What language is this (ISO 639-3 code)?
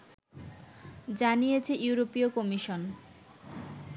ben